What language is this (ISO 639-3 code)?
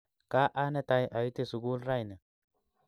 kln